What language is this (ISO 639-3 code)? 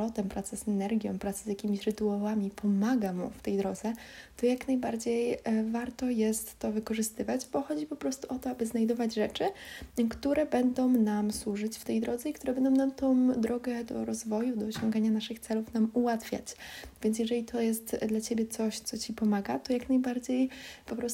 pol